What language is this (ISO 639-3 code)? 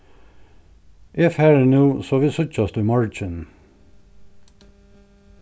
fao